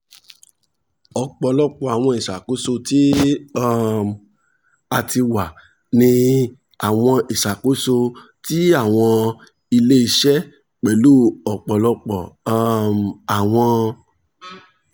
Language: Yoruba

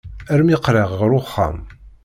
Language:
Kabyle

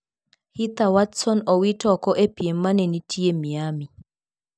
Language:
Luo (Kenya and Tanzania)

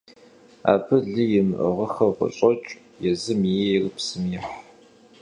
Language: Kabardian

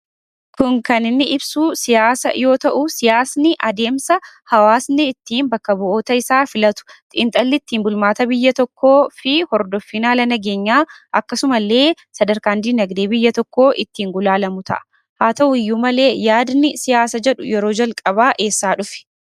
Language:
Oromo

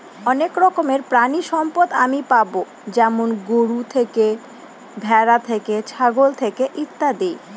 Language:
Bangla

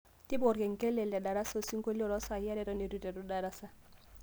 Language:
Masai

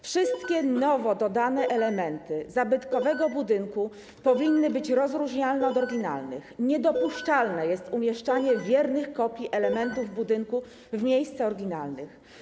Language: Polish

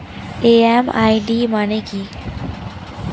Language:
Bangla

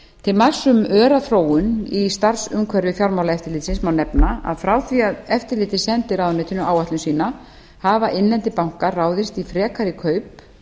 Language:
Icelandic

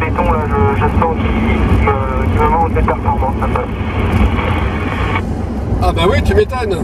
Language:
French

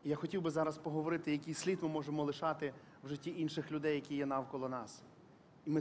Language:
Ukrainian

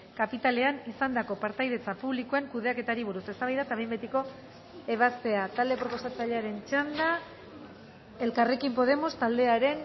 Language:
Basque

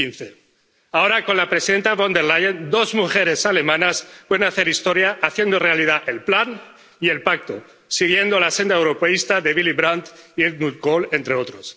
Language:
Spanish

